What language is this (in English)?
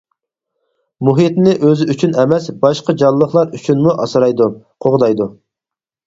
Uyghur